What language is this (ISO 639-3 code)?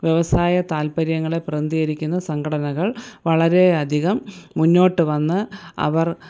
mal